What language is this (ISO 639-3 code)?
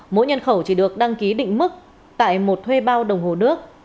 vie